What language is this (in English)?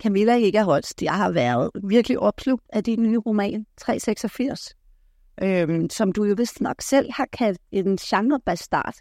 Danish